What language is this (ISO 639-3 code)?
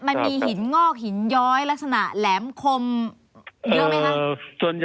tha